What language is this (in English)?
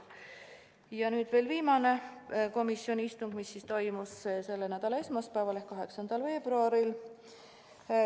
Estonian